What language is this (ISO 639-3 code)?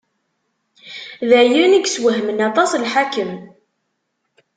kab